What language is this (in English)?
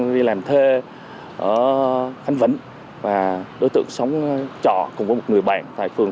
Vietnamese